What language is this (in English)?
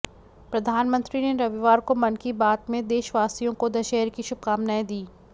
Hindi